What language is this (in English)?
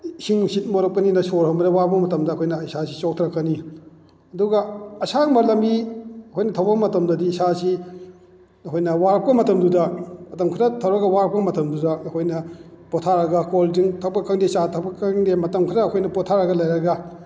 Manipuri